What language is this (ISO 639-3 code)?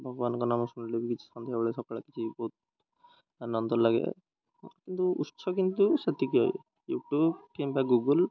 ori